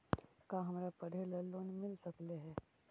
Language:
Magahi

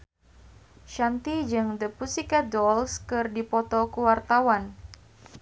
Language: Sundanese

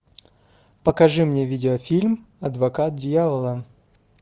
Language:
Russian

